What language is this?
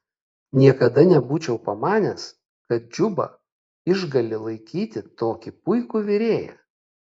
Lithuanian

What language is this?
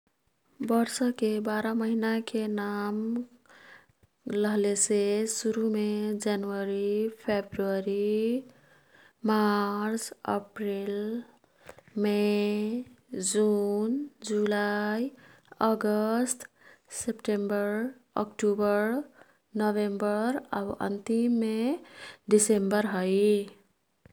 Kathoriya Tharu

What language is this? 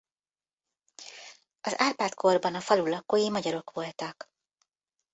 Hungarian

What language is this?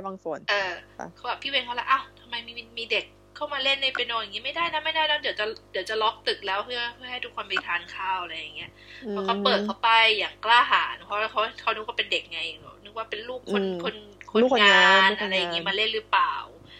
Thai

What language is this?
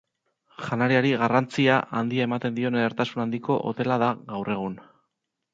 Basque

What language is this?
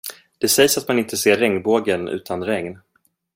Swedish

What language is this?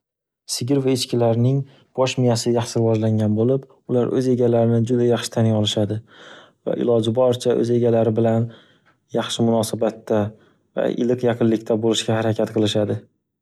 Uzbek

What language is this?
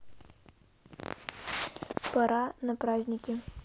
Russian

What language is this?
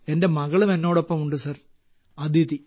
Malayalam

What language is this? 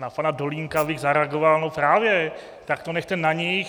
Czech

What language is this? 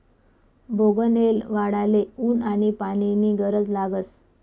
Marathi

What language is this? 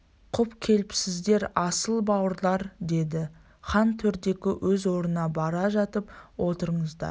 Kazakh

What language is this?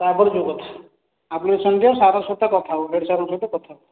Odia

